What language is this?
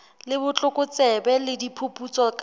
Southern Sotho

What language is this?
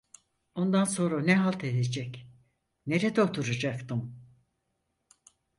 Turkish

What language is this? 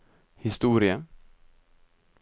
Norwegian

